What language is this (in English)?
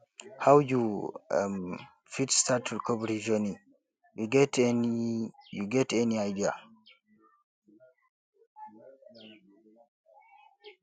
Nigerian Pidgin